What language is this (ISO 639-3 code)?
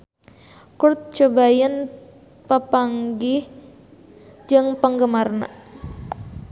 sun